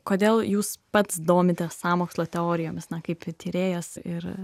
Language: Lithuanian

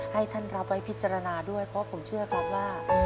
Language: Thai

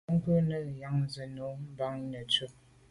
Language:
Medumba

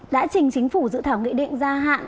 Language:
Vietnamese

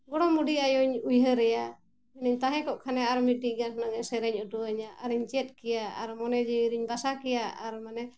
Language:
Santali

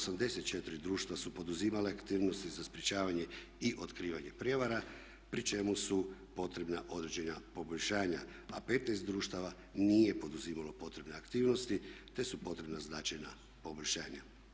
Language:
Croatian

